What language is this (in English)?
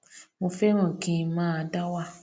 Yoruba